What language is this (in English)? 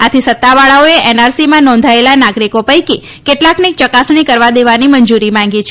Gujarati